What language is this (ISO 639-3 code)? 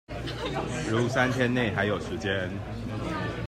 zho